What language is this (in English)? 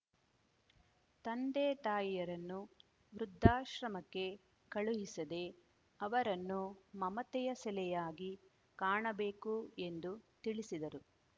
Kannada